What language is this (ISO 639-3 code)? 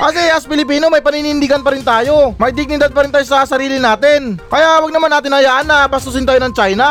fil